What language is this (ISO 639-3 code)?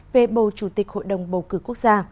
vie